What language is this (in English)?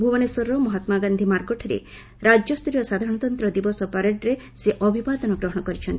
Odia